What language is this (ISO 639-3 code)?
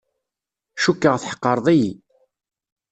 kab